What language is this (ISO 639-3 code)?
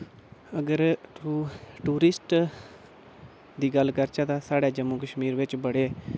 doi